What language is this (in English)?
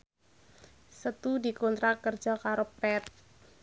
Javanese